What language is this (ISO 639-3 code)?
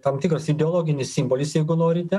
lit